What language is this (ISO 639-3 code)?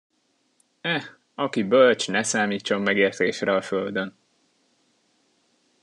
hun